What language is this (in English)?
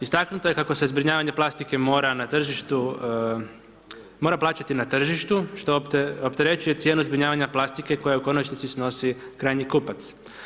Croatian